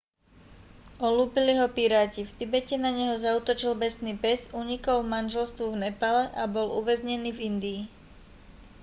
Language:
Slovak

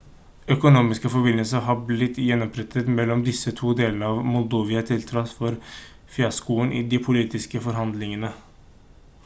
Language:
Norwegian Bokmål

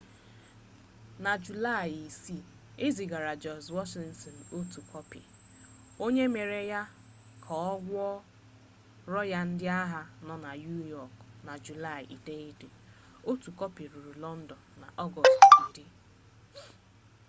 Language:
Igbo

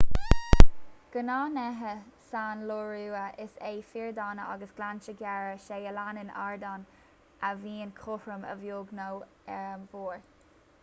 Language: Irish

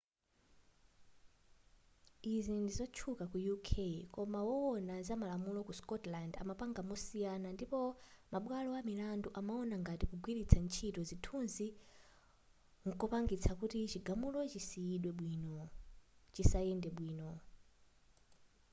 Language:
Nyanja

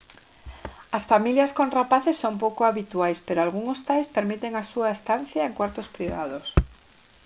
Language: Galician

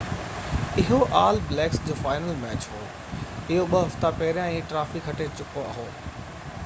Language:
Sindhi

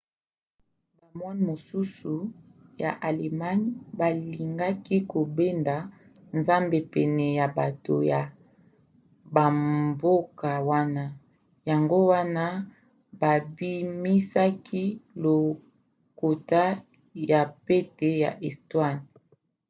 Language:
Lingala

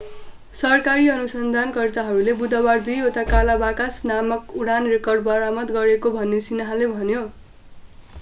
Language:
Nepali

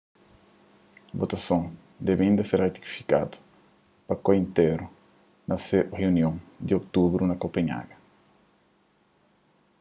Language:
Kabuverdianu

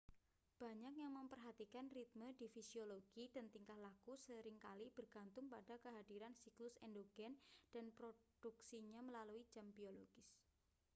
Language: Indonesian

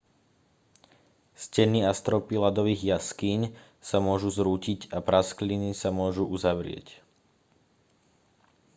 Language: Slovak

